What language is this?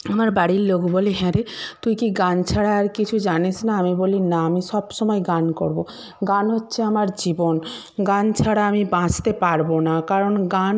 Bangla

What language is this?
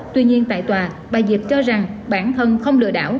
Vietnamese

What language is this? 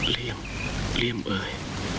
Thai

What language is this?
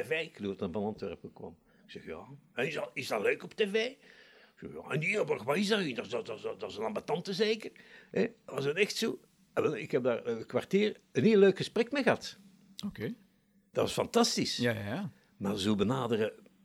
Dutch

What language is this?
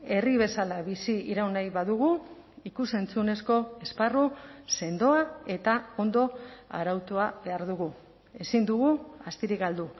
Basque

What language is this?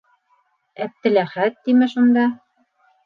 Bashkir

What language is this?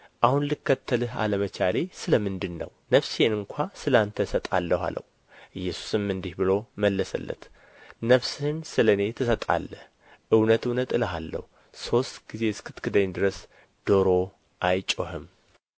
Amharic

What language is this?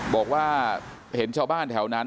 Thai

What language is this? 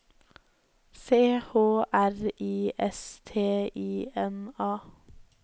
Norwegian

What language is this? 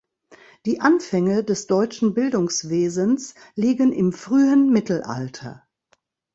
German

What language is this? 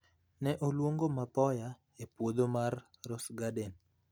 Luo (Kenya and Tanzania)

